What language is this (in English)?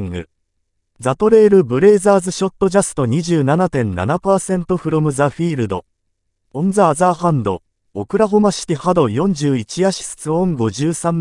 Japanese